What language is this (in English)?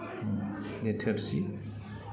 Bodo